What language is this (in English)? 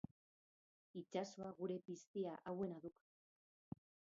Basque